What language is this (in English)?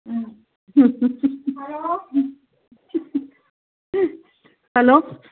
Manipuri